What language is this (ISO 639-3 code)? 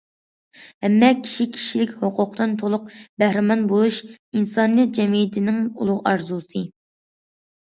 uig